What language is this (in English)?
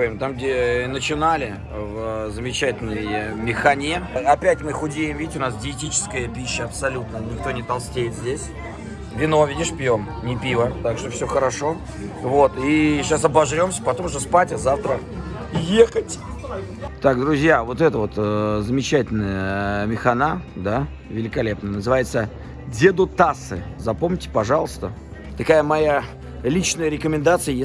Russian